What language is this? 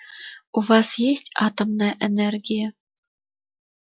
Russian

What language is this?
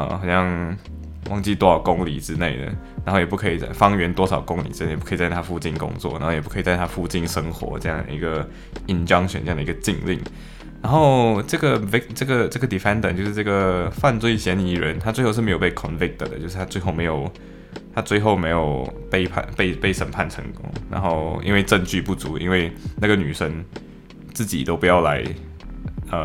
Chinese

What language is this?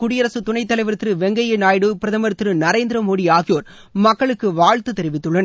Tamil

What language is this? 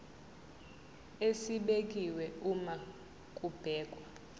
Zulu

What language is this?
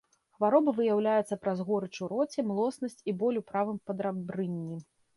Belarusian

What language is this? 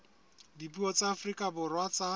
Southern Sotho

